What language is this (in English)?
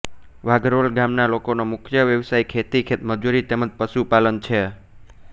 Gujarati